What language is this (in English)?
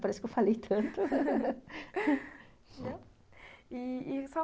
Portuguese